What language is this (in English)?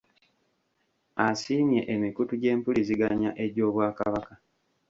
Ganda